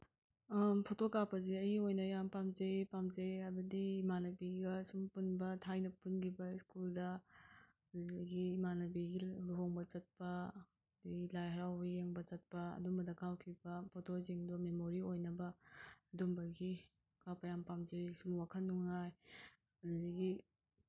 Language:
Manipuri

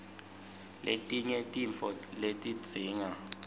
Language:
Swati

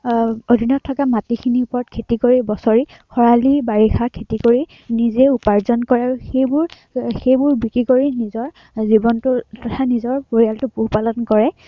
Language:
Assamese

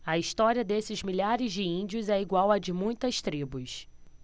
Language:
Portuguese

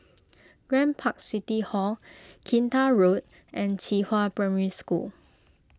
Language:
English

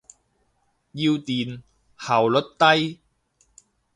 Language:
Cantonese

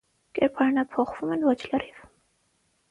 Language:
Armenian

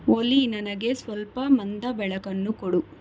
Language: Kannada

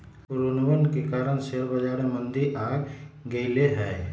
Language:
Magahi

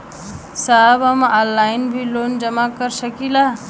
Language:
Bhojpuri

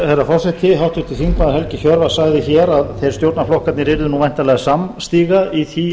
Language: Icelandic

